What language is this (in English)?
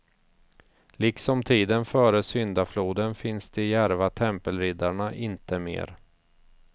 Swedish